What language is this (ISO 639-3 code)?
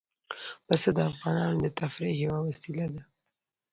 pus